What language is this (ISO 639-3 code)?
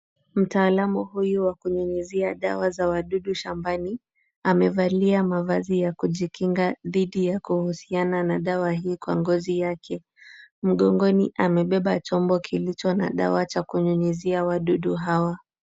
swa